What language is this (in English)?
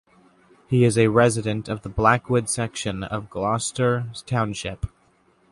English